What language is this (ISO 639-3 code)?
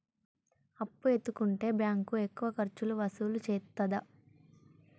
tel